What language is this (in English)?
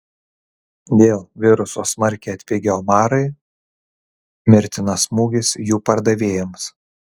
Lithuanian